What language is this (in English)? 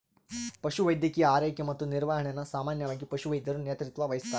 Kannada